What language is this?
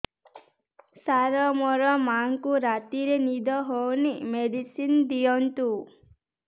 Odia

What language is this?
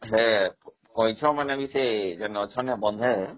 Odia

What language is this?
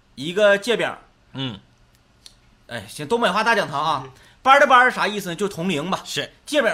Chinese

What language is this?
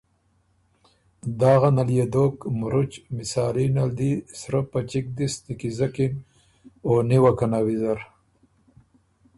Ormuri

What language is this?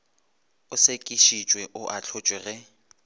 Northern Sotho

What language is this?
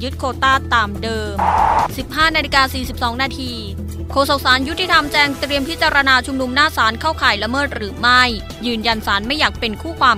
Thai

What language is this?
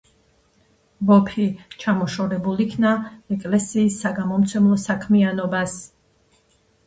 Georgian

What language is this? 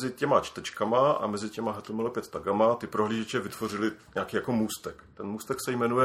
Czech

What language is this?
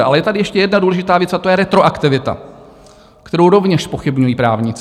Czech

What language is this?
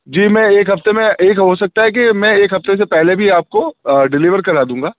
Urdu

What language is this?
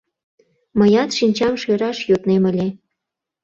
Mari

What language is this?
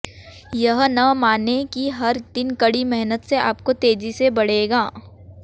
Hindi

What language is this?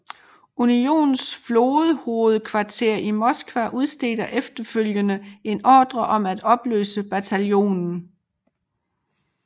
Danish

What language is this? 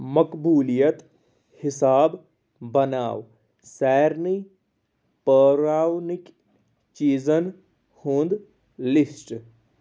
Kashmiri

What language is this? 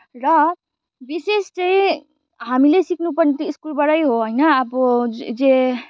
Nepali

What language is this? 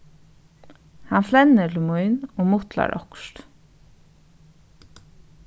Faroese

